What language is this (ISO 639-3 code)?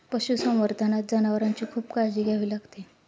mar